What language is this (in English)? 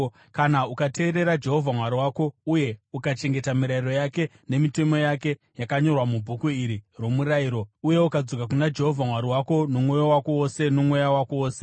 Shona